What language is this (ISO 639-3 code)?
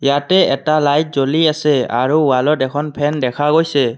asm